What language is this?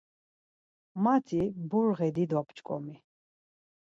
Laz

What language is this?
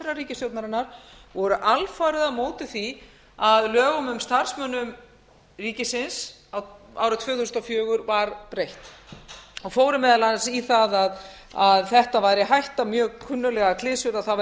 Icelandic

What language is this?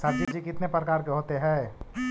Magahi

